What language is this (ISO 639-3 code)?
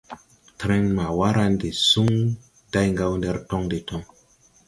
tui